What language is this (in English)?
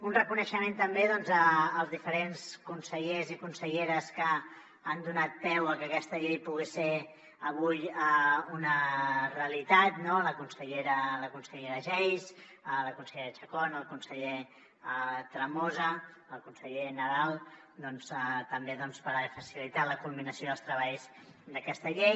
Catalan